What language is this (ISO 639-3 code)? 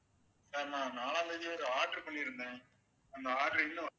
tam